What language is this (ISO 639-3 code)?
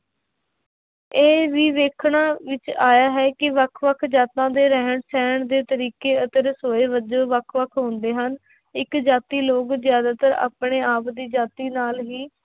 pan